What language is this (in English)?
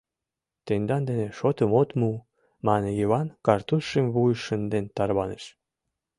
Mari